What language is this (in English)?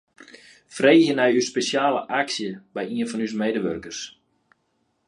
Western Frisian